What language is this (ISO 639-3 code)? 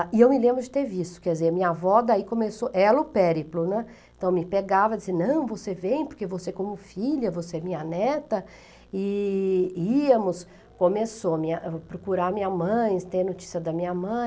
por